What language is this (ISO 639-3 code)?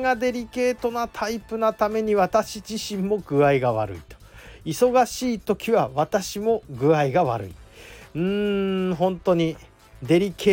jpn